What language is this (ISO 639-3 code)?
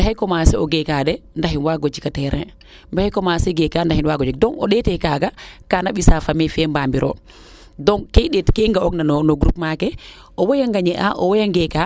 srr